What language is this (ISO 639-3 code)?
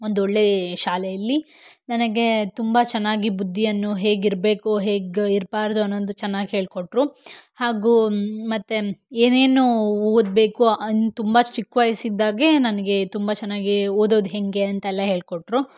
kan